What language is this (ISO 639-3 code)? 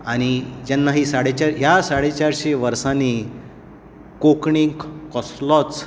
kok